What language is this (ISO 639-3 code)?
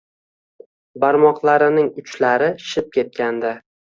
uzb